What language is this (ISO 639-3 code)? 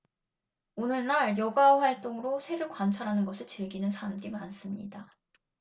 kor